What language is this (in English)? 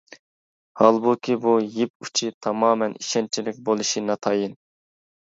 Uyghur